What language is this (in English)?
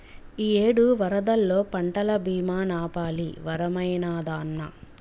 Telugu